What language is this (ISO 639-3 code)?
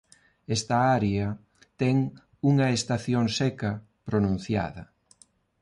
glg